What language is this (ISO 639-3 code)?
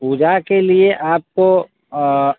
hin